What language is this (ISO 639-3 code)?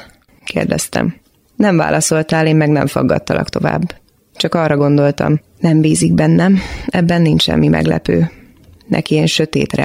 hun